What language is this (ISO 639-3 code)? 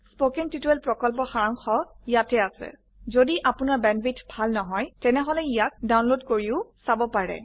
asm